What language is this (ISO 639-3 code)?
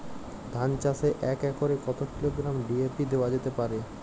ben